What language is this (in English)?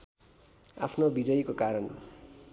Nepali